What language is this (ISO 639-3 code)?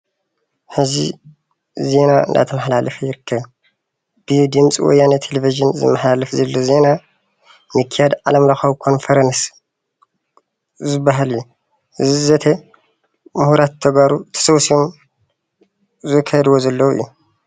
tir